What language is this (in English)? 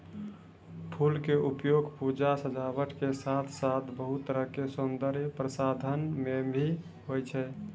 Maithili